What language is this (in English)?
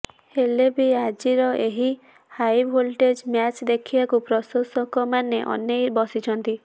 Odia